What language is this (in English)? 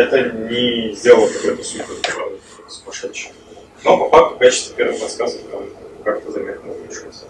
Russian